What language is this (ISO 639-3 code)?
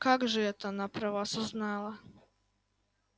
rus